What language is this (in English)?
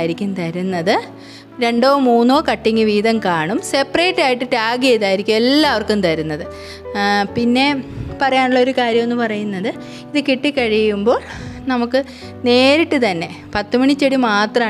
Malayalam